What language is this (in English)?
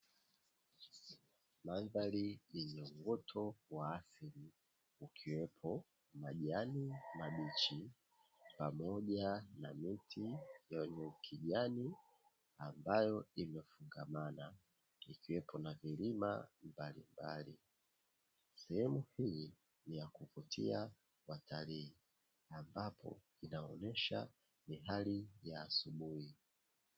Swahili